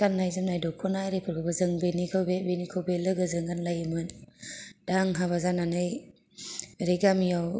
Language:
Bodo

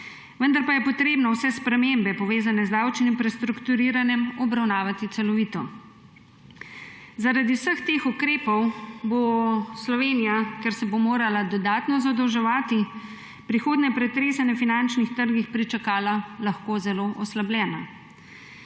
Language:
Slovenian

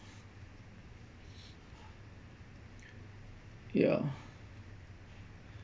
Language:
English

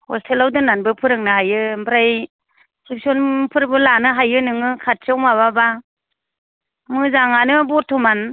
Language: Bodo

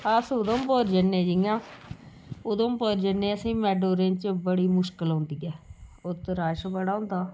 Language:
Dogri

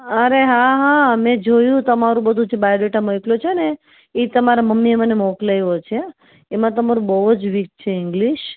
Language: Gujarati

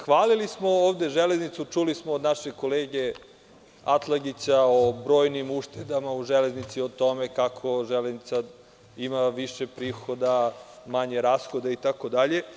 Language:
Serbian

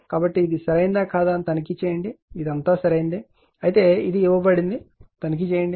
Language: Telugu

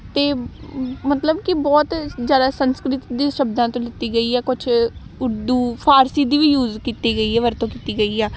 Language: Punjabi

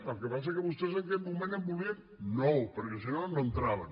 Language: Catalan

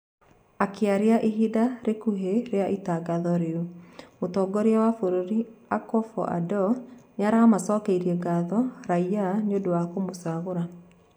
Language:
Kikuyu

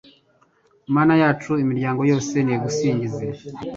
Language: Kinyarwanda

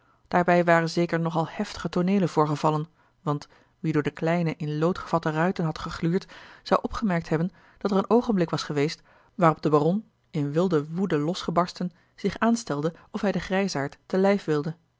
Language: Dutch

